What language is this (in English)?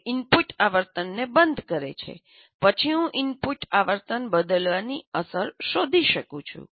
Gujarati